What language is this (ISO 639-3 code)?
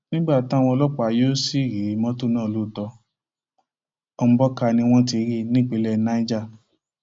yor